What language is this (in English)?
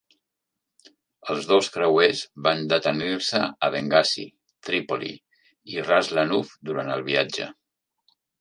Catalan